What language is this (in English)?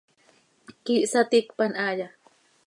Seri